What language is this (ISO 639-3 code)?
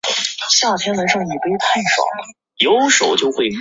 zho